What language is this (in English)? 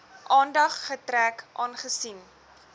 Afrikaans